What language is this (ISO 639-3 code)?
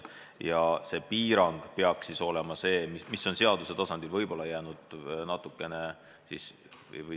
est